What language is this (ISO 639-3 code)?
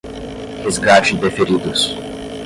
por